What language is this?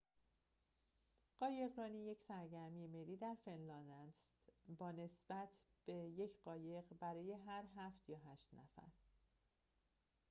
Persian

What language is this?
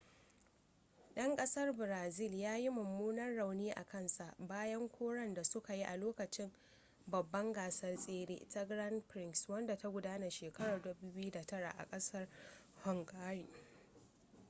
Hausa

